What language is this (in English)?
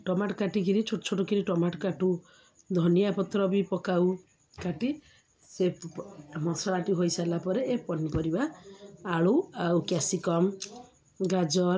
Odia